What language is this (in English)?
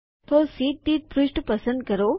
Gujarati